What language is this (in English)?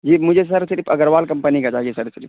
Urdu